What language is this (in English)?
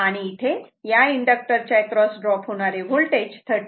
Marathi